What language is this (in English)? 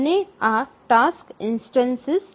Gujarati